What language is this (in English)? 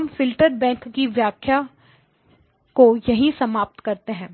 Hindi